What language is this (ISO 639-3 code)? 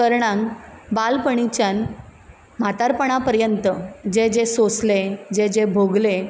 kok